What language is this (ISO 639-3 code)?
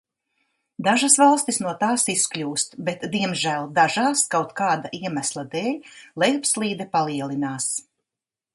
lav